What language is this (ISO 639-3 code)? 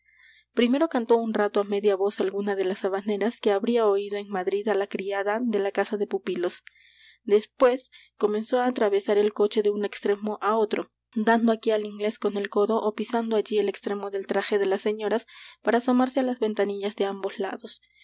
spa